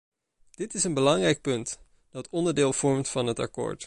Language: Dutch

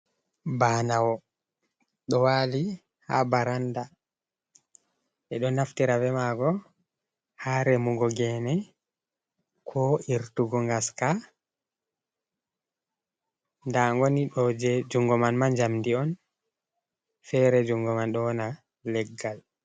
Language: Fula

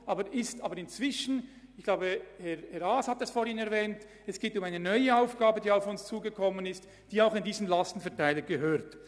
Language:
Swiss German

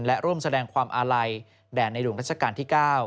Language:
Thai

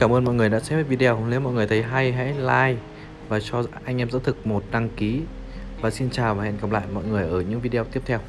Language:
Vietnamese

